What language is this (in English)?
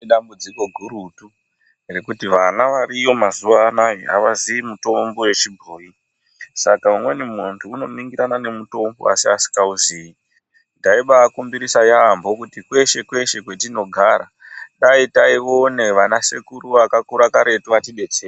Ndau